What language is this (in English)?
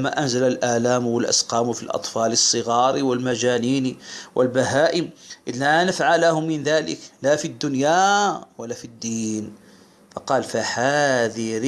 Arabic